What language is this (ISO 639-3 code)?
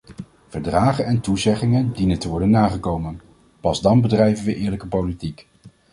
nld